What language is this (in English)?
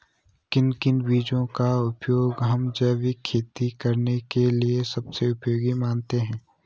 Hindi